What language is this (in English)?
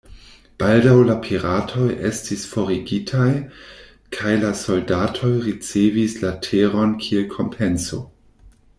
Esperanto